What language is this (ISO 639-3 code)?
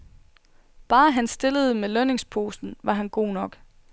dan